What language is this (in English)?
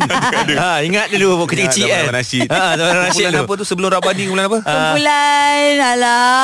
Malay